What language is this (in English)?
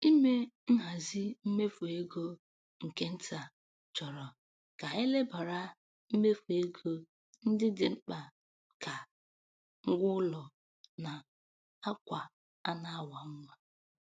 Igbo